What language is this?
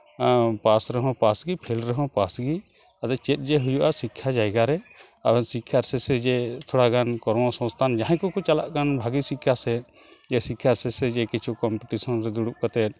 Santali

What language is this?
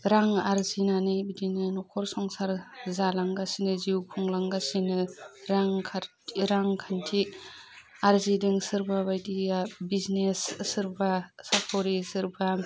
Bodo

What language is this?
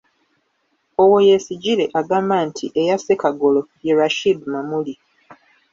Ganda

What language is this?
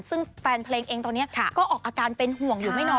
Thai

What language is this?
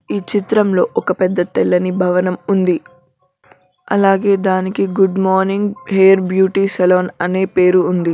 Telugu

